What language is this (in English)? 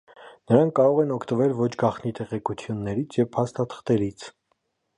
Armenian